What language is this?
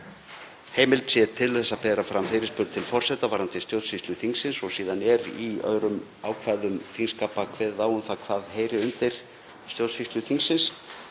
Icelandic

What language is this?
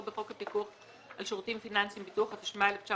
Hebrew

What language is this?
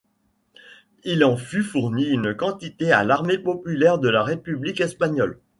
French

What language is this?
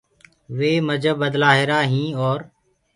Gurgula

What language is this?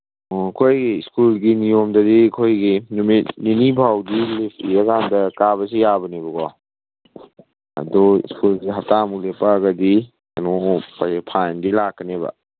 Manipuri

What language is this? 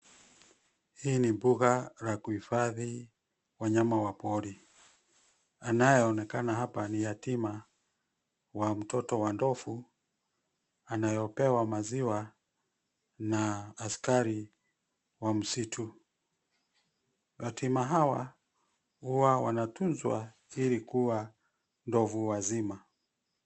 Swahili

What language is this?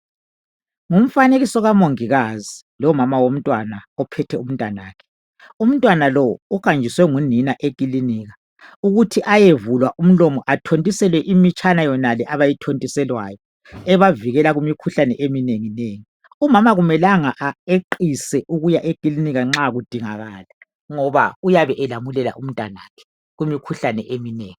North Ndebele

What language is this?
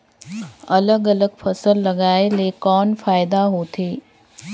Chhattisgarhi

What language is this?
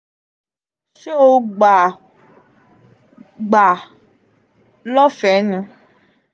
Yoruba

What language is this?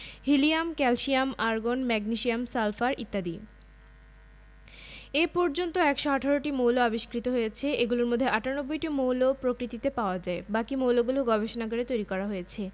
Bangla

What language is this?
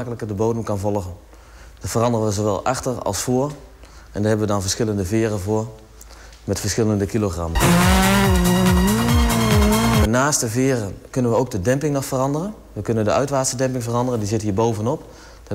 Dutch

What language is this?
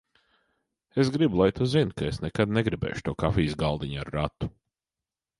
Latvian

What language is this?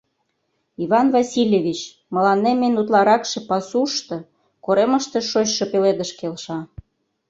Mari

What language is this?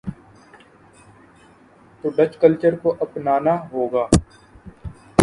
Urdu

